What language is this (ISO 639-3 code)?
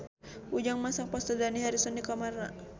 sun